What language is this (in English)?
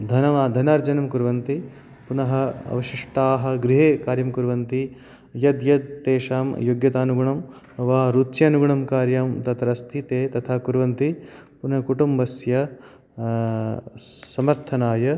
Sanskrit